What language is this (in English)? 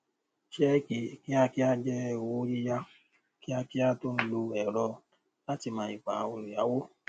Yoruba